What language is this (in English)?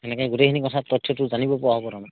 Assamese